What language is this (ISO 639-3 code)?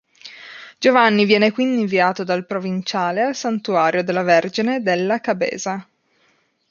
ita